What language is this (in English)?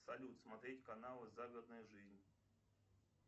Russian